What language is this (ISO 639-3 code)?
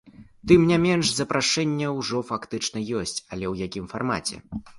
bel